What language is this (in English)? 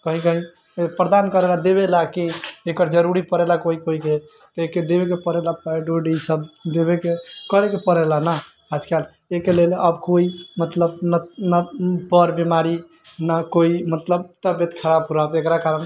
Maithili